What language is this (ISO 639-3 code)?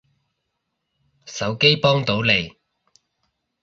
yue